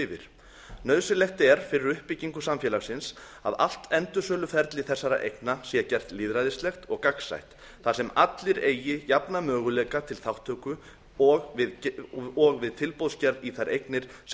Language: Icelandic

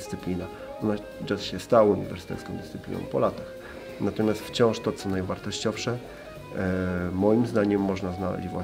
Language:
Polish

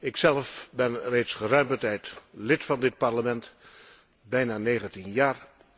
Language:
Dutch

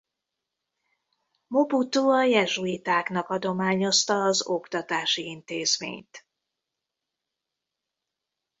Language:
Hungarian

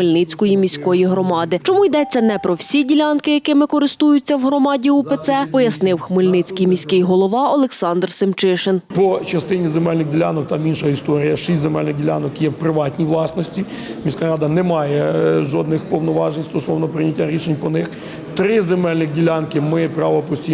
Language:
Ukrainian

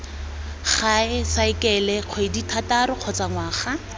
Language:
Tswana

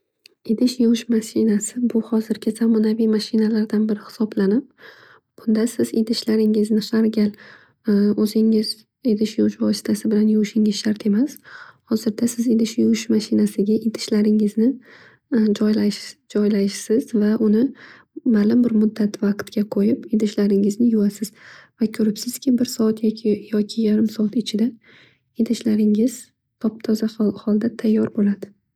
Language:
Uzbek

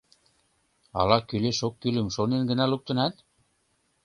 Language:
Mari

